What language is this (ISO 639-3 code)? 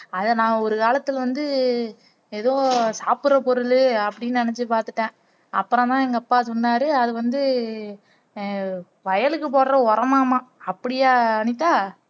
tam